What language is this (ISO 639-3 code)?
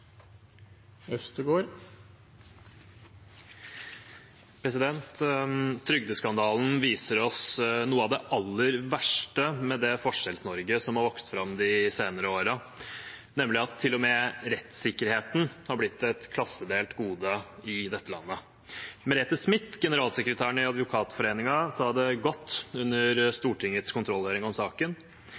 nob